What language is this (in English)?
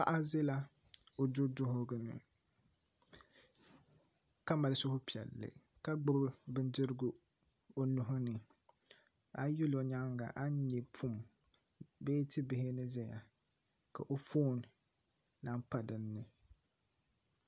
Dagbani